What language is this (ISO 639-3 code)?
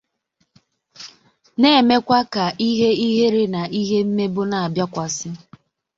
ibo